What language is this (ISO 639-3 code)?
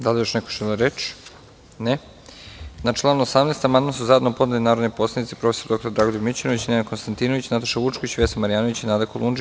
srp